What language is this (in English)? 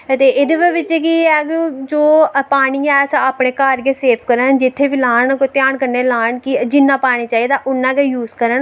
Dogri